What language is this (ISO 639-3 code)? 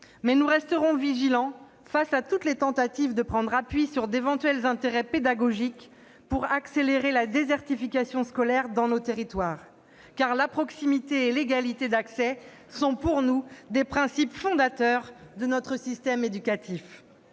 fra